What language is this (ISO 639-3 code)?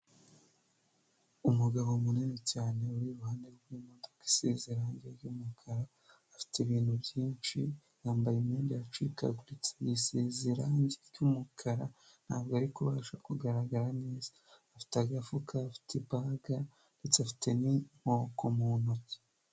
kin